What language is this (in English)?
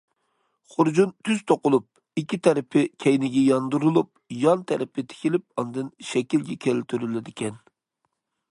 Uyghur